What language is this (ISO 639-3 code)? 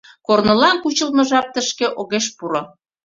chm